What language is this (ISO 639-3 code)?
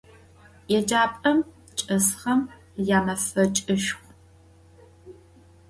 ady